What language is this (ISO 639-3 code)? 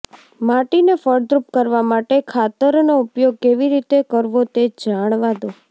guj